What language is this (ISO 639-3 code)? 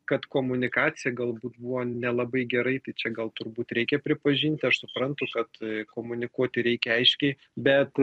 lit